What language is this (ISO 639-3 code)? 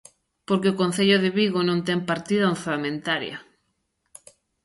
glg